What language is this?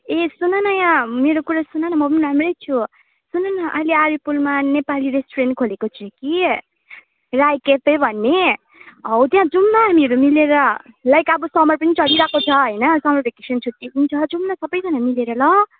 Nepali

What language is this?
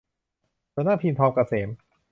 Thai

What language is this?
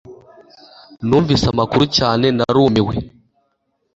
Kinyarwanda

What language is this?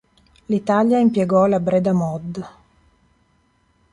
Italian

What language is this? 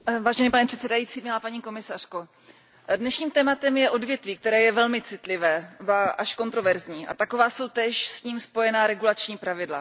Czech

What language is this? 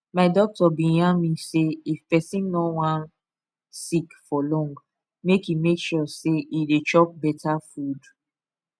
Nigerian Pidgin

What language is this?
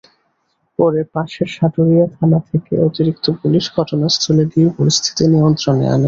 Bangla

